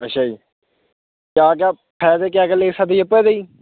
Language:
Punjabi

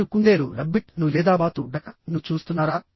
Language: Telugu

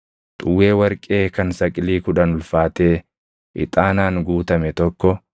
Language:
Oromo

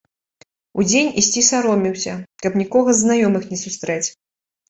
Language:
Belarusian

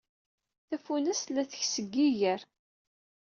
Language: Kabyle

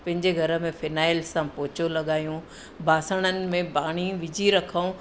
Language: Sindhi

